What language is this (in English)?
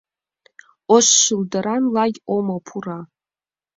Mari